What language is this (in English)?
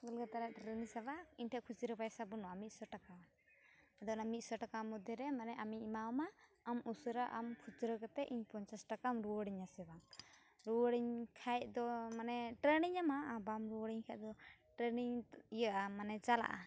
Santali